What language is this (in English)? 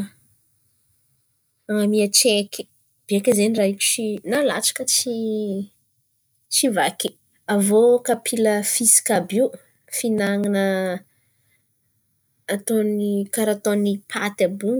Antankarana Malagasy